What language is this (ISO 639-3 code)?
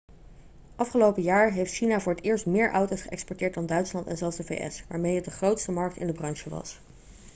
nld